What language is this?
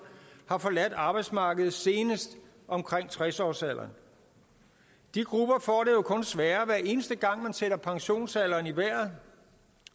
Danish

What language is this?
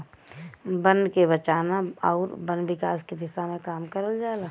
Bhojpuri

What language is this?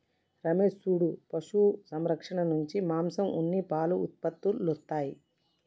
Telugu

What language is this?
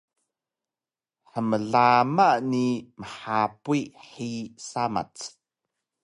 Taroko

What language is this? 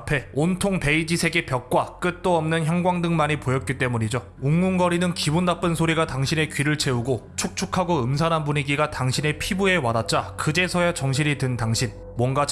Korean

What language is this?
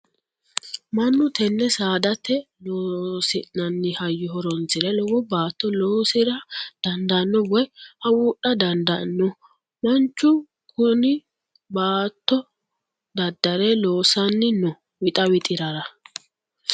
Sidamo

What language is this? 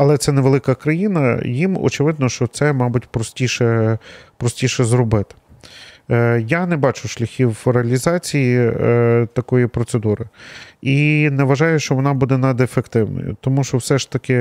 Ukrainian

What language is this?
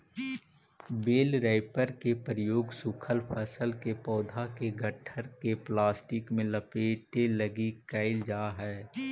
Magahi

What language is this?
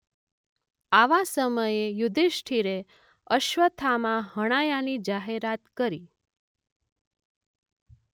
Gujarati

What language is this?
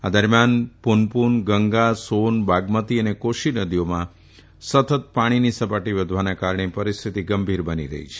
Gujarati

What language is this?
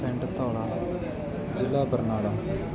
Punjabi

